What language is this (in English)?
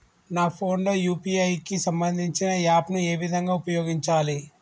Telugu